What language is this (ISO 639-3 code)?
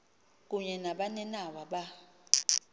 xho